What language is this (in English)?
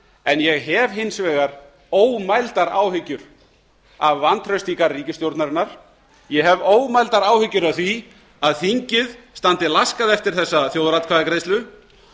Icelandic